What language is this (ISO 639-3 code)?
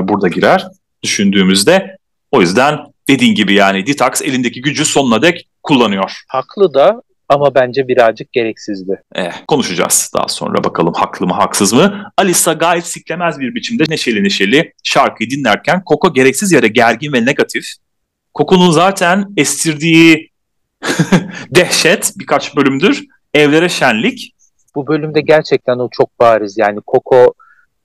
tur